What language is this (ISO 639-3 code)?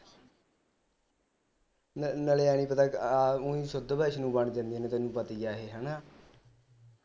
pan